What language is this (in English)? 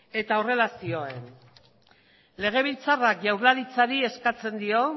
Basque